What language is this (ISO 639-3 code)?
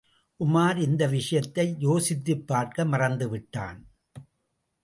tam